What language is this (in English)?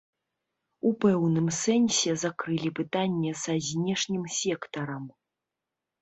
Belarusian